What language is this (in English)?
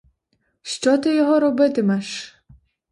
Ukrainian